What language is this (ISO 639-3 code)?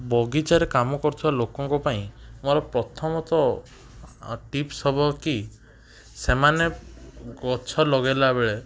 ori